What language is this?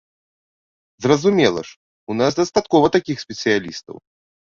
Belarusian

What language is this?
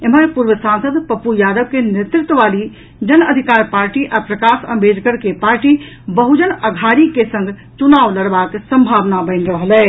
Maithili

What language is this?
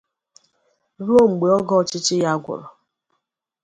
Igbo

